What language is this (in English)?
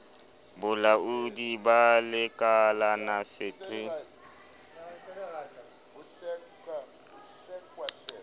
Southern Sotho